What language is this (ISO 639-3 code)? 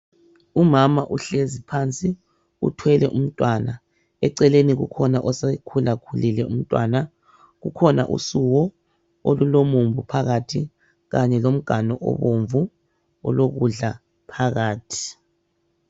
nde